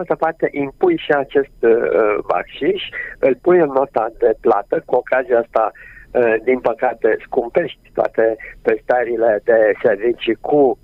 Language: Romanian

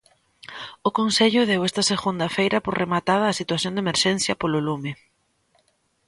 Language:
Galician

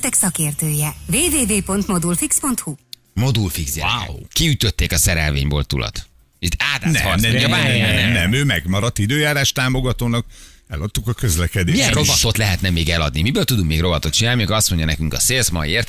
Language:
Hungarian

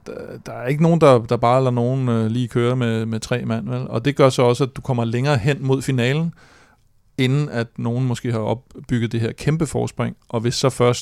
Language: Danish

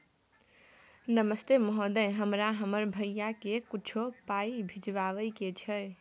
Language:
Maithili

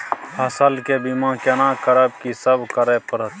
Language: Maithili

